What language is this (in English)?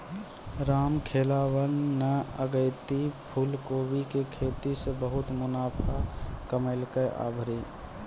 Maithili